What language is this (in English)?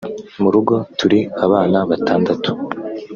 Kinyarwanda